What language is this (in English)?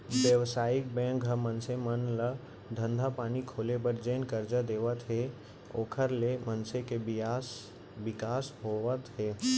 Chhattisgarhi